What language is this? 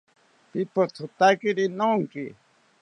South Ucayali Ashéninka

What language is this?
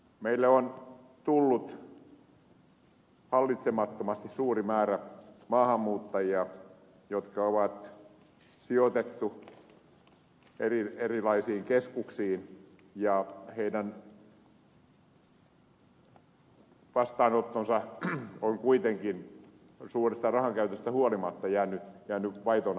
Finnish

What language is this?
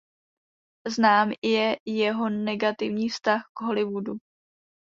Czech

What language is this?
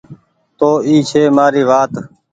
Goaria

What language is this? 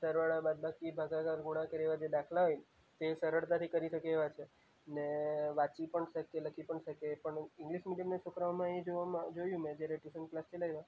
Gujarati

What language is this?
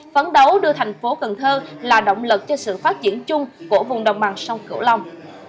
Vietnamese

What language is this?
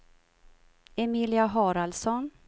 Swedish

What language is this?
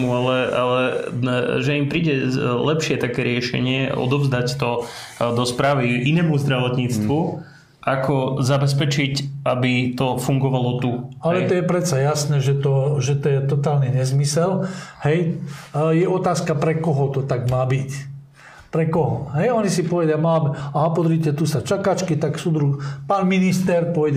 Slovak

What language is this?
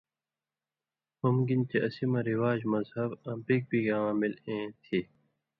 Indus Kohistani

